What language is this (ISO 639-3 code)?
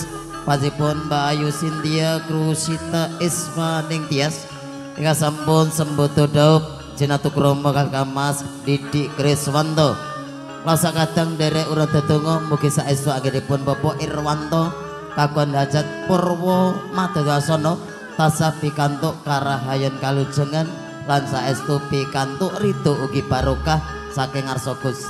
ind